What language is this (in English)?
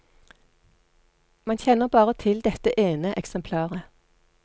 Norwegian